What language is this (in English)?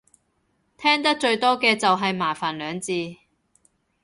Cantonese